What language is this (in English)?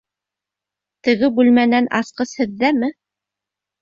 Bashkir